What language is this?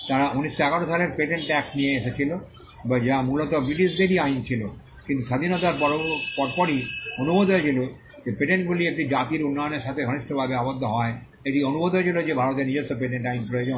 Bangla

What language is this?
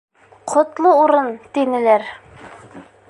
Bashkir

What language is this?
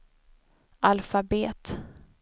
Swedish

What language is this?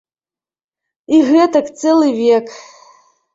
Belarusian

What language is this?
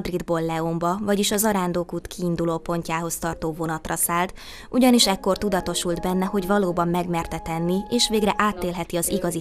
Hungarian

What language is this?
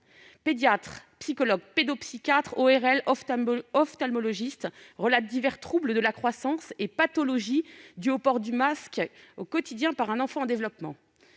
French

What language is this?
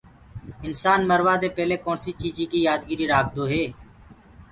Gurgula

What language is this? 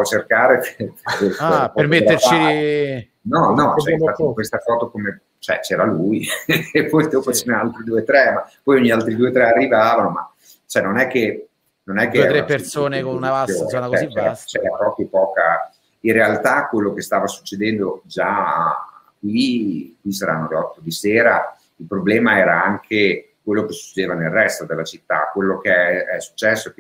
Italian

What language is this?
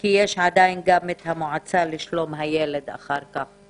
Hebrew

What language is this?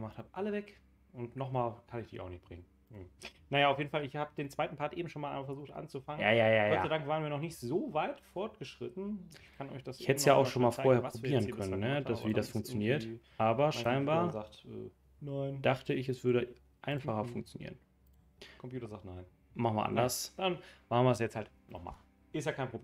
German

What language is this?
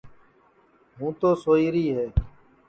Sansi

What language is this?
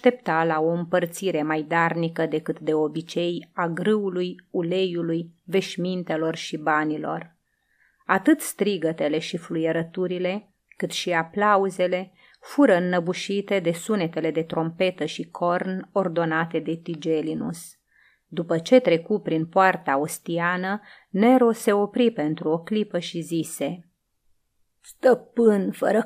Romanian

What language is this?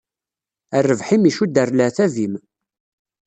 Kabyle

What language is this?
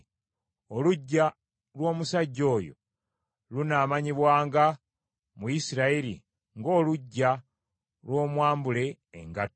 Ganda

